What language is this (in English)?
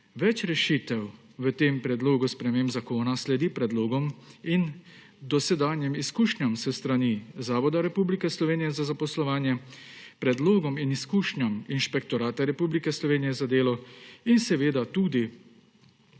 Slovenian